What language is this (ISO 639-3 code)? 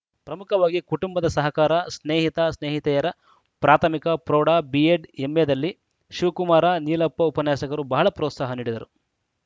kan